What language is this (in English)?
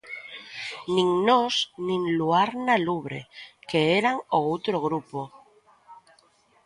Galician